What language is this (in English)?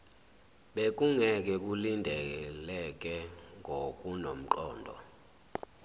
Zulu